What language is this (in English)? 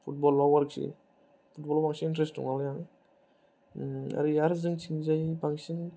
Bodo